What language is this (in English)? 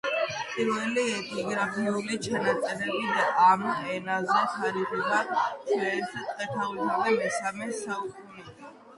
Georgian